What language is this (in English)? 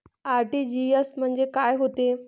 Marathi